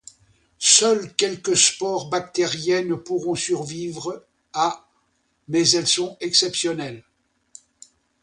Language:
French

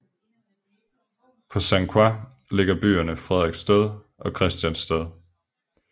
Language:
Danish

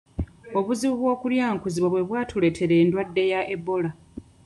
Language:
Ganda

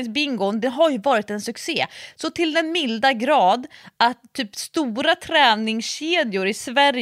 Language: Swedish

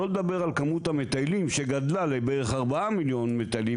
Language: Hebrew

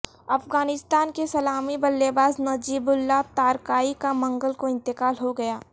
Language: Urdu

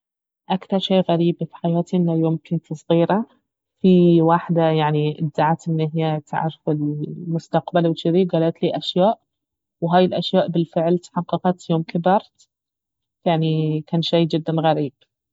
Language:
Baharna Arabic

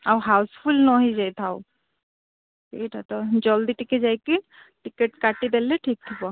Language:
Odia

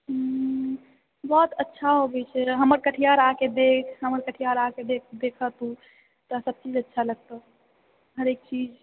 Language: Maithili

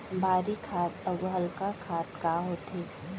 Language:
Chhattisgarhi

